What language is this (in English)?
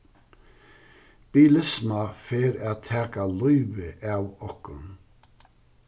Faroese